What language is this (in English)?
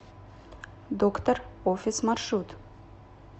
Russian